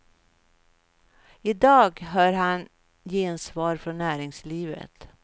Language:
Swedish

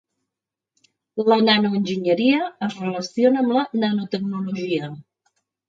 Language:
Catalan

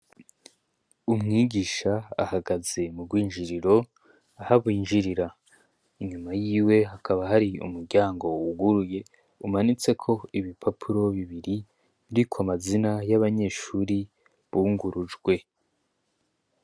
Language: Rundi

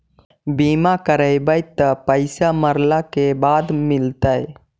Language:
Magahi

